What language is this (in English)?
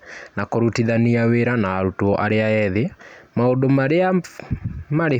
Kikuyu